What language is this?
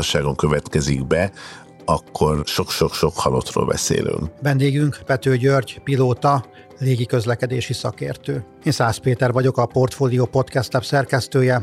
Hungarian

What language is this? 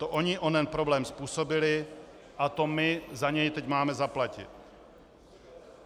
Czech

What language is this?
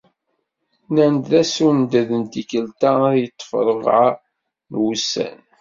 Kabyle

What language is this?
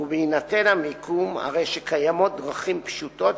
Hebrew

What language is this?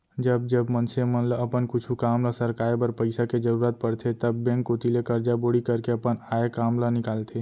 Chhattisgarhi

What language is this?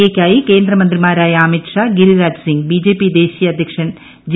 Malayalam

